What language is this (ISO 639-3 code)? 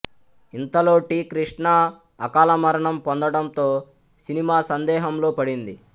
tel